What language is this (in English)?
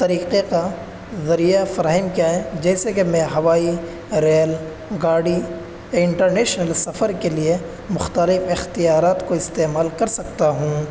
Urdu